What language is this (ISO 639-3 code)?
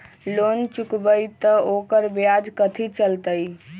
mag